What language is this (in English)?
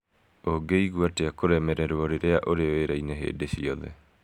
Kikuyu